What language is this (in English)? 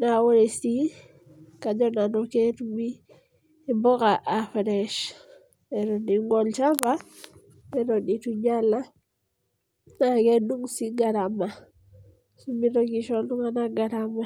Masai